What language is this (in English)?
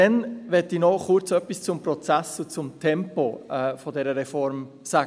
Swiss German